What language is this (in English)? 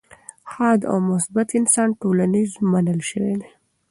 Pashto